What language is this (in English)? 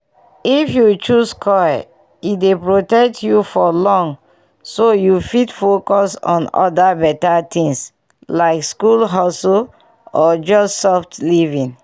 Nigerian Pidgin